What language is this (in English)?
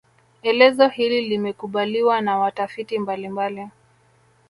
Swahili